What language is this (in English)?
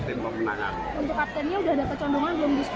Indonesian